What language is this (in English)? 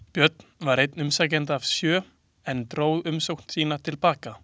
Icelandic